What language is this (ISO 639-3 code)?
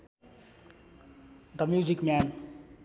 nep